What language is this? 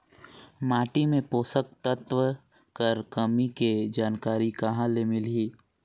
Chhattisgarhi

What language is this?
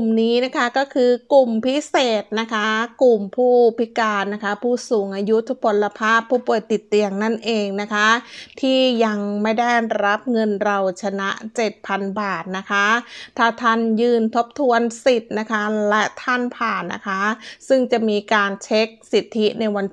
Thai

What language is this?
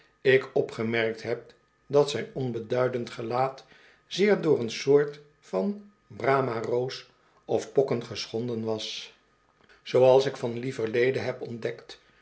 Dutch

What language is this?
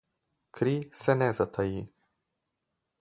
Slovenian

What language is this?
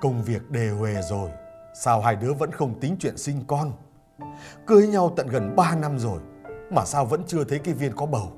Vietnamese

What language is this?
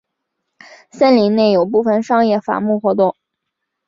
Chinese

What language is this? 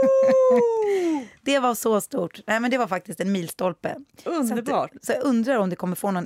Swedish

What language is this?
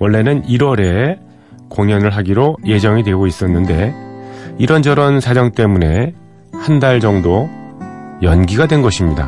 Korean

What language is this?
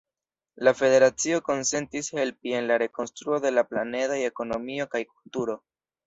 Esperanto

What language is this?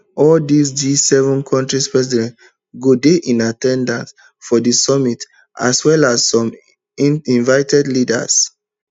Nigerian Pidgin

